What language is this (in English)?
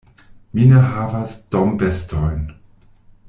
Esperanto